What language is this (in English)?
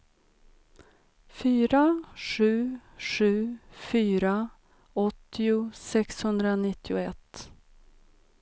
Swedish